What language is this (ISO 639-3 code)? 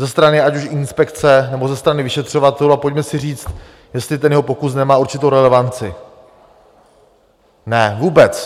ces